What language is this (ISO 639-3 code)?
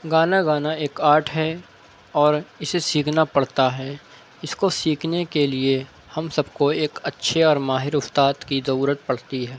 urd